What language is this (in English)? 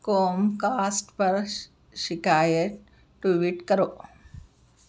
Urdu